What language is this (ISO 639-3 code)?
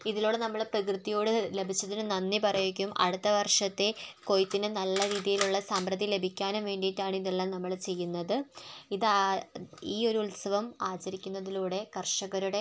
mal